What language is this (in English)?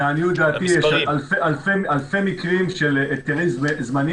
Hebrew